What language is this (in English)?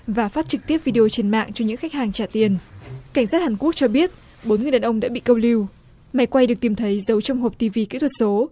Vietnamese